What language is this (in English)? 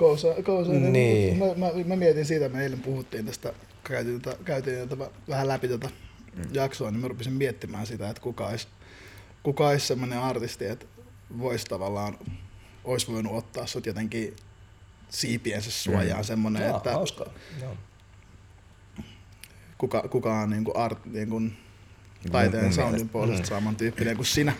Finnish